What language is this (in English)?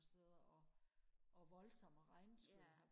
Danish